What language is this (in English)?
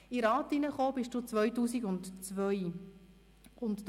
Swiss German